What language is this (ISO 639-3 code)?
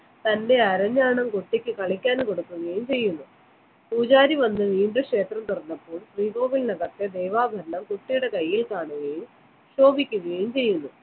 mal